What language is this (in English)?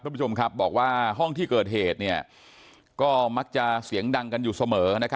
Thai